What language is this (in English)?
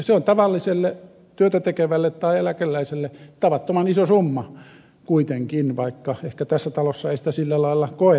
Finnish